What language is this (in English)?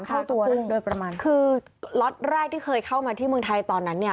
Thai